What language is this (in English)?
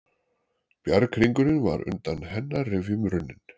Icelandic